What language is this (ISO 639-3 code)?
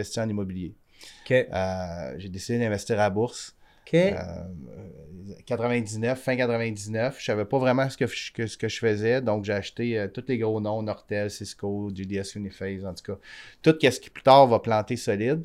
fra